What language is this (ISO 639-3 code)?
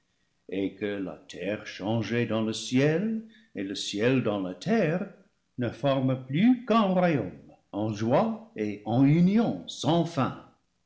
fra